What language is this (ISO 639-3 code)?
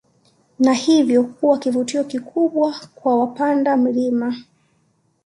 swa